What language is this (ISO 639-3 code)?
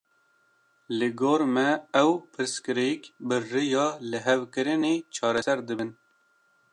kur